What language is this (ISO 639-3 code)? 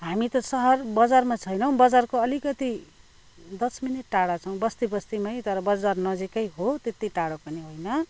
nep